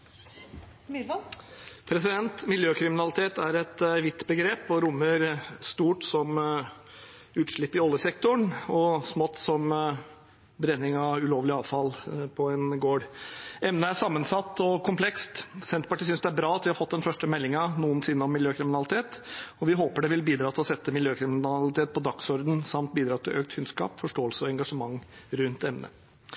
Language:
Norwegian Bokmål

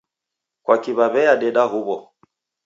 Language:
Taita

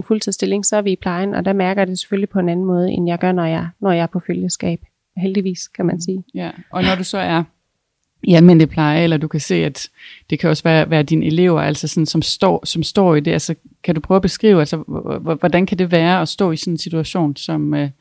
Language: Danish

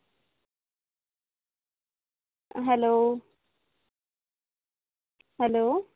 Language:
Marathi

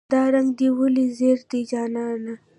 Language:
Pashto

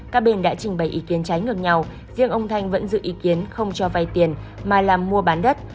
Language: Vietnamese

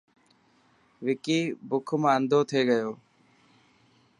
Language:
Dhatki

